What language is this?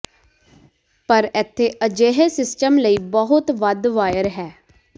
Punjabi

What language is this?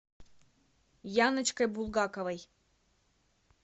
Russian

